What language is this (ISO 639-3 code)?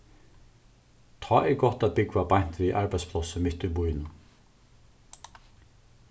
fao